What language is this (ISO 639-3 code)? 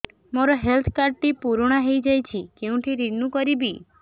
ori